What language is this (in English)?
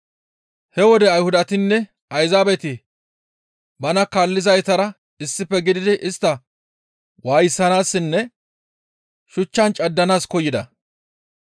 Gamo